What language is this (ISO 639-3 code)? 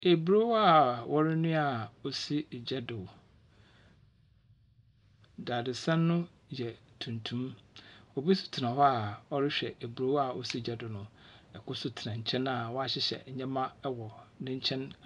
aka